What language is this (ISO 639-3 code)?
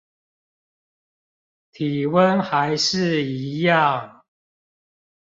zho